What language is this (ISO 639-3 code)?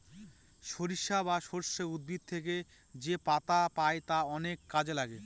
ben